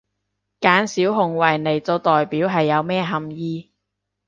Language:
Cantonese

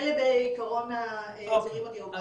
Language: Hebrew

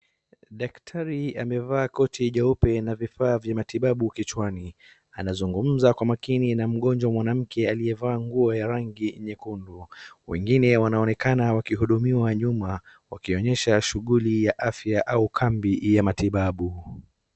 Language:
Swahili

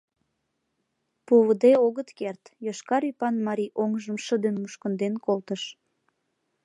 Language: Mari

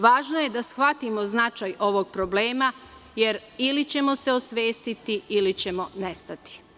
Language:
Serbian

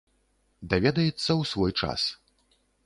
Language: Belarusian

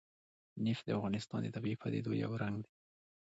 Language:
Pashto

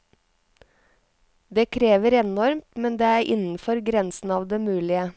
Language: Norwegian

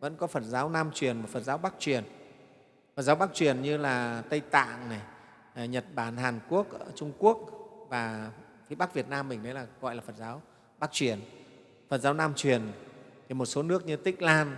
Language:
Vietnamese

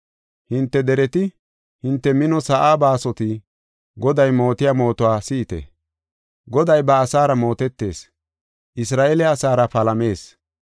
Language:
Gofa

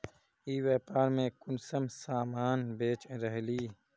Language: Magahi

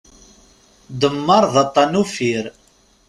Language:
Kabyle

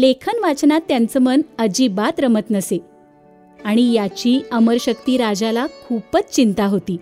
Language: Marathi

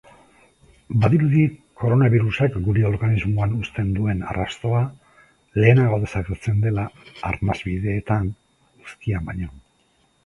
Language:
Basque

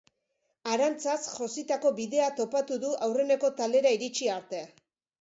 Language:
Basque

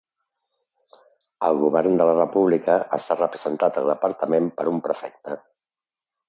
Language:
Catalan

